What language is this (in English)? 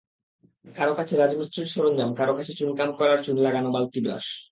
Bangla